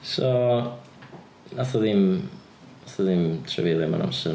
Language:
Welsh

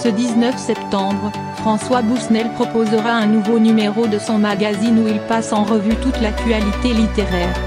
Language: French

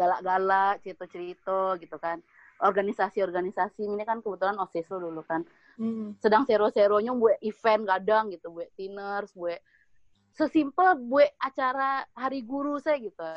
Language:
Indonesian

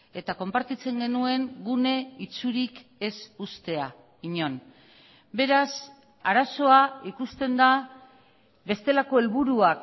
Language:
Basque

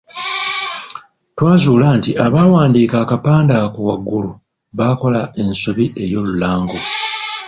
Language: Ganda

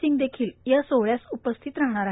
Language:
Marathi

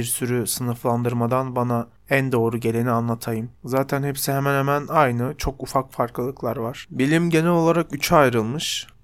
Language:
Turkish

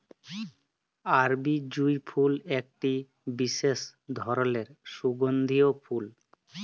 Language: Bangla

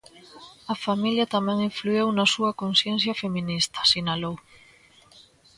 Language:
Galician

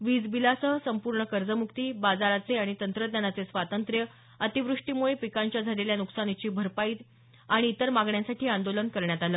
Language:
Marathi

